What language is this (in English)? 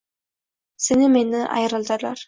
Uzbek